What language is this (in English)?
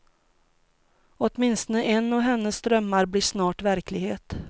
Swedish